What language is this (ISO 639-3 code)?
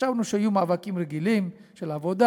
heb